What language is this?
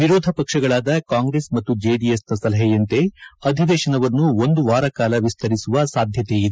Kannada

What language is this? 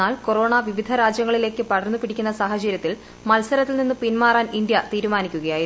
Malayalam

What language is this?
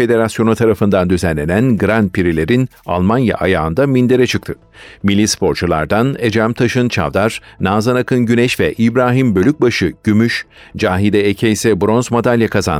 Turkish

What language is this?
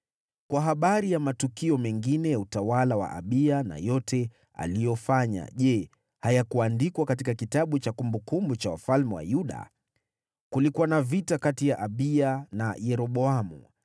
Swahili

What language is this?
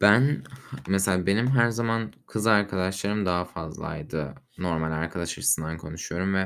Turkish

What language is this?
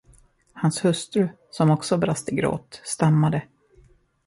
Swedish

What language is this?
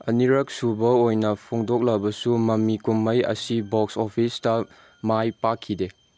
Manipuri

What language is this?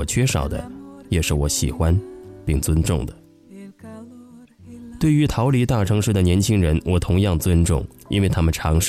Chinese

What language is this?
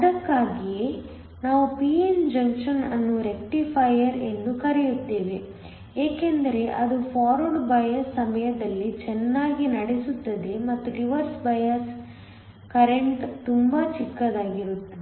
Kannada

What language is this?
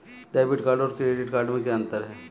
Hindi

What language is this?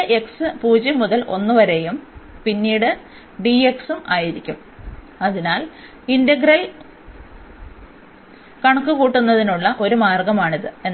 Malayalam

